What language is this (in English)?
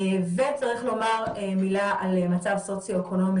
Hebrew